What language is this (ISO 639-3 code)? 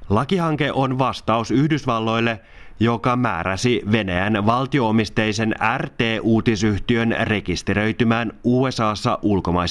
fin